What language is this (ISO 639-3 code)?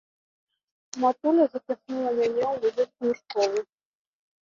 bel